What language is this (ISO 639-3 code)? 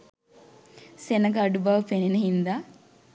sin